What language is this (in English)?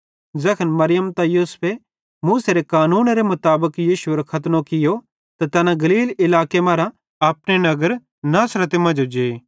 Bhadrawahi